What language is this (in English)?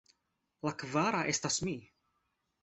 Esperanto